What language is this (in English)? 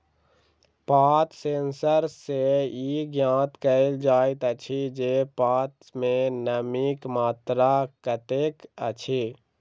Maithili